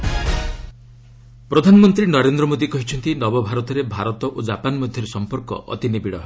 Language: Odia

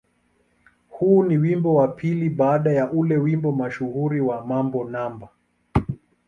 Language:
Swahili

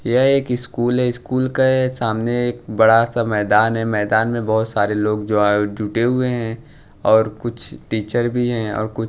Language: Hindi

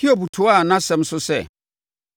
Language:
Akan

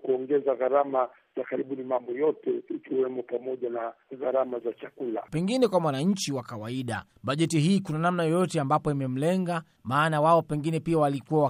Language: Swahili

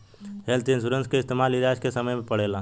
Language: Bhojpuri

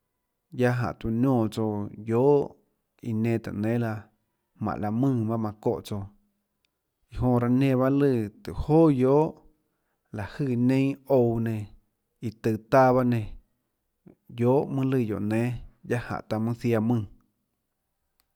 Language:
Tlacoatzintepec Chinantec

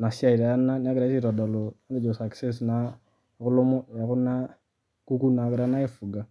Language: Masai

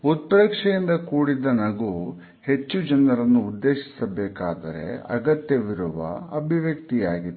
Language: Kannada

